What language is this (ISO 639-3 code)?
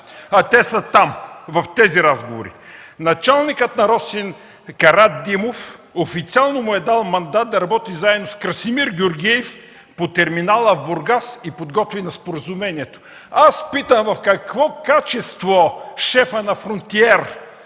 bul